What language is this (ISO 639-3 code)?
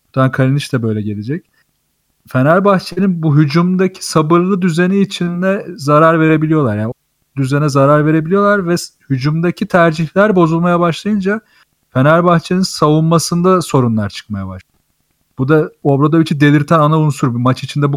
tur